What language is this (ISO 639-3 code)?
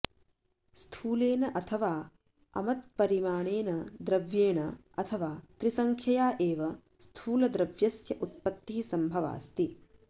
san